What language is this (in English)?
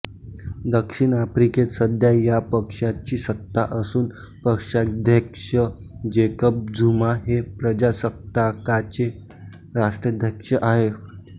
Marathi